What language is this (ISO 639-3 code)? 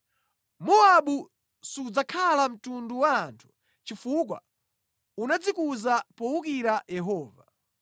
nya